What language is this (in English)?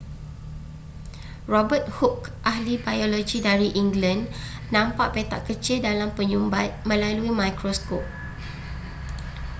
Malay